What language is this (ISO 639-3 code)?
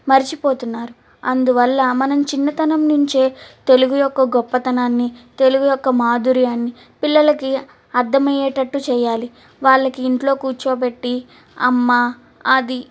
tel